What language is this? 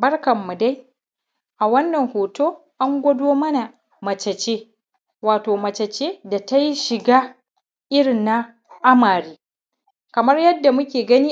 Hausa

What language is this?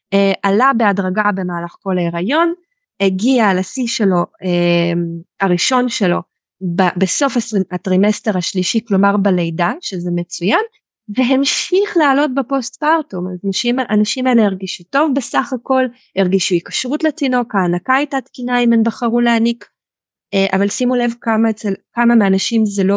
Hebrew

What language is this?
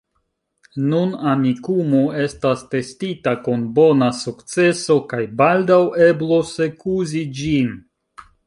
Esperanto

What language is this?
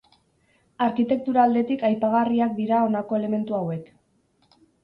Basque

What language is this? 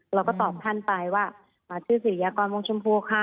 Thai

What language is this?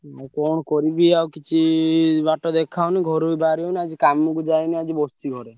Odia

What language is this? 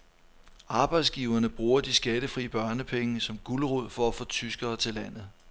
Danish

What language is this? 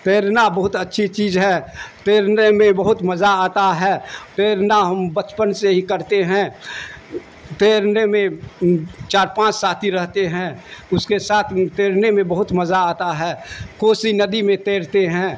Urdu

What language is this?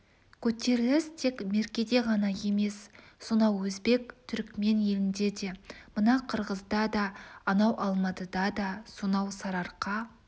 Kazakh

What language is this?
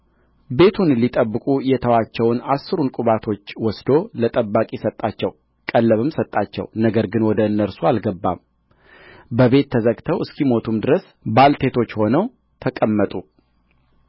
Amharic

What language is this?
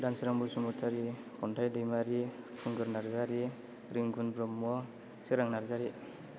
Bodo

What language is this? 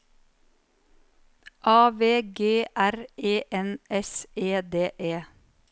Norwegian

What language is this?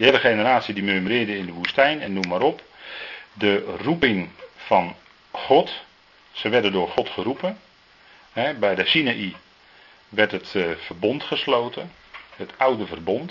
Dutch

